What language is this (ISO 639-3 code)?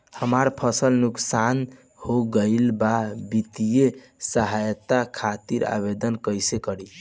bho